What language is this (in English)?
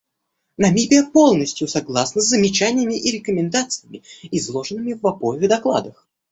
Russian